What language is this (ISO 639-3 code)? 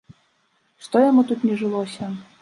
bel